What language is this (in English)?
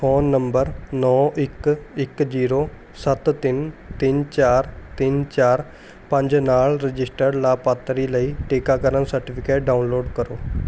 Punjabi